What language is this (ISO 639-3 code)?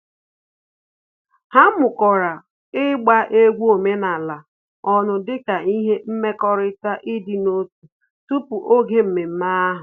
ibo